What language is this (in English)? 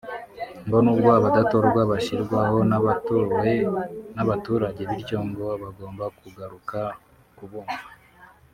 Kinyarwanda